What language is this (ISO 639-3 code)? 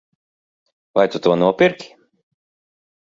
lav